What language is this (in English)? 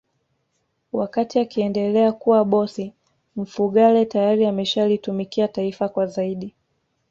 Swahili